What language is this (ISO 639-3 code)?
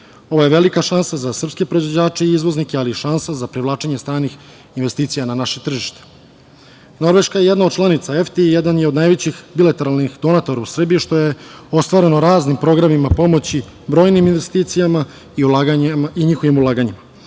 srp